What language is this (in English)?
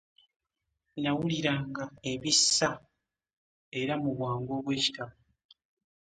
Ganda